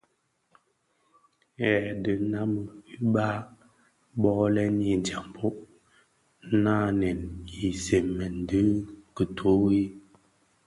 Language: Bafia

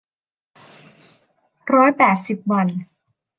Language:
Thai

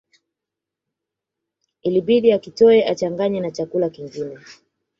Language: Swahili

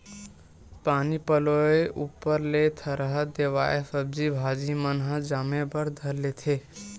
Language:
Chhattisgarhi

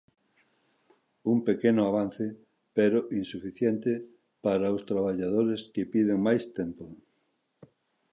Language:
Galician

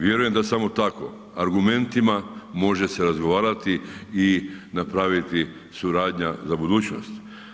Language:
Croatian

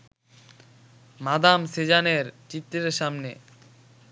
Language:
Bangla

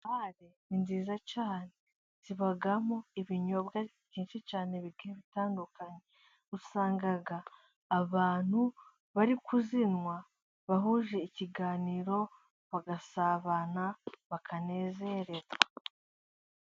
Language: Kinyarwanda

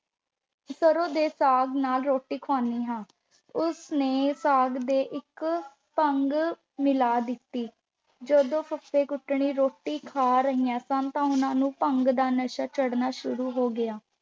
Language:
Punjabi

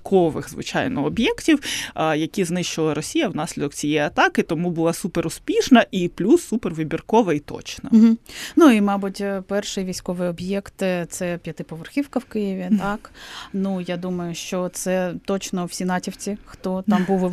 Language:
Ukrainian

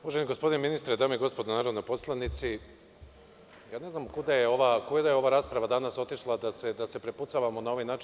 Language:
Serbian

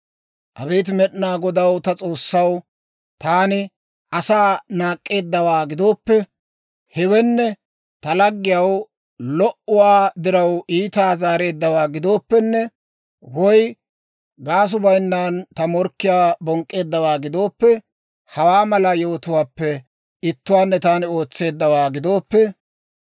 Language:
Dawro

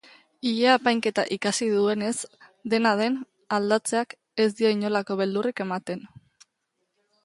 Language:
Basque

